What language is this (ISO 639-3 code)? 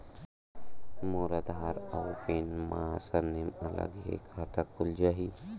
hne